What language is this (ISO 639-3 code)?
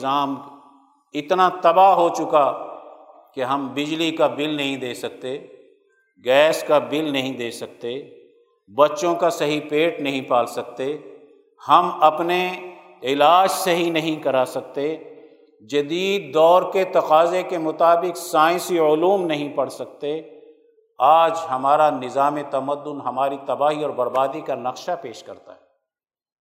urd